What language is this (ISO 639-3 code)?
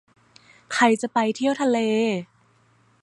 tha